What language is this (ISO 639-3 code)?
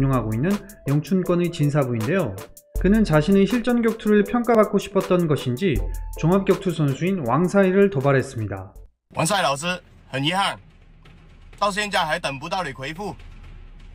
kor